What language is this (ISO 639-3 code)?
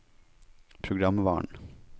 nor